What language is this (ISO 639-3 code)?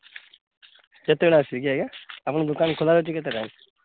ori